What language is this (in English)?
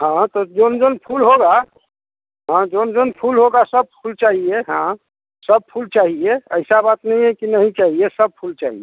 Hindi